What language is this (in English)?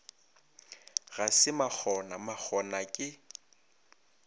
Northern Sotho